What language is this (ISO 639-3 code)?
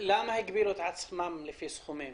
heb